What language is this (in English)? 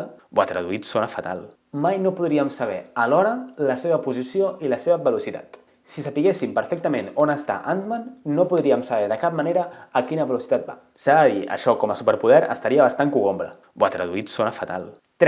Catalan